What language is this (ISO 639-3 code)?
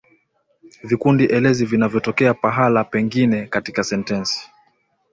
swa